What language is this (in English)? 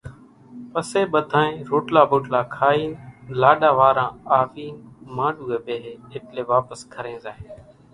Kachi Koli